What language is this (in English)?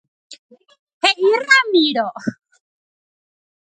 Guarani